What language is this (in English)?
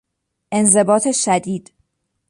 Persian